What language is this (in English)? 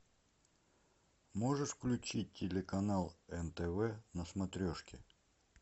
Russian